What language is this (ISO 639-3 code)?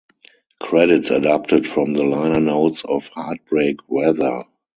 eng